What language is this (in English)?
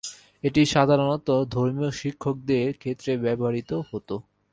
Bangla